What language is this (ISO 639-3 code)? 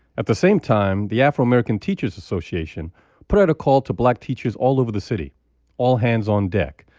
eng